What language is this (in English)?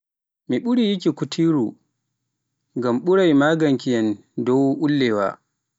Pular